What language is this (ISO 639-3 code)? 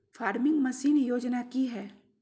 mag